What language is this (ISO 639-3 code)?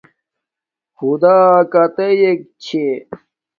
dmk